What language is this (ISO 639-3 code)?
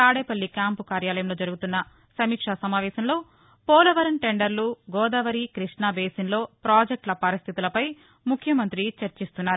tel